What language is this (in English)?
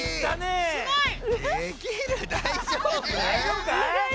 Japanese